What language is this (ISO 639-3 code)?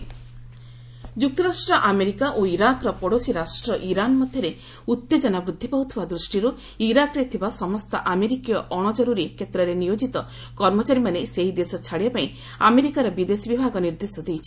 ori